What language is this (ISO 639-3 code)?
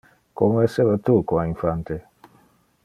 ina